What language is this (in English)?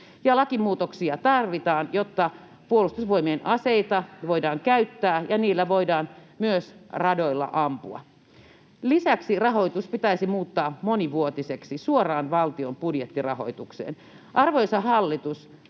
Finnish